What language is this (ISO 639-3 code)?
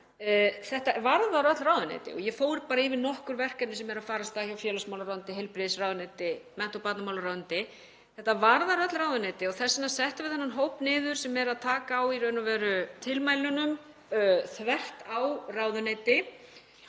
isl